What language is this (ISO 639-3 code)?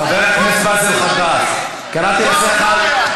heb